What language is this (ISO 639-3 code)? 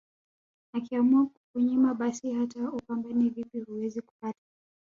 swa